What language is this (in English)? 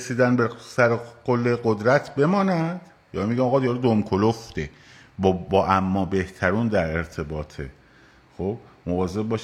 Persian